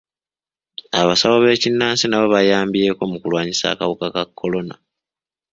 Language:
Ganda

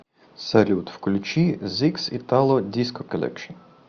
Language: Russian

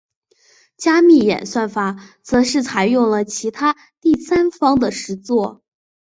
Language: Chinese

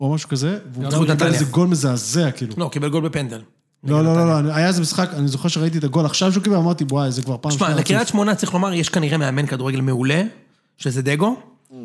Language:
Hebrew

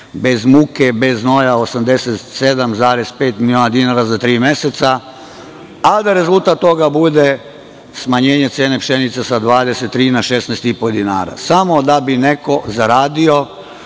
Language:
Serbian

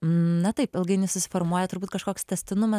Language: Lithuanian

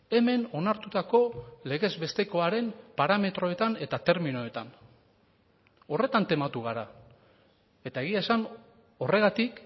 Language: Basque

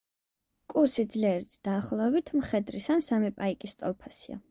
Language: Georgian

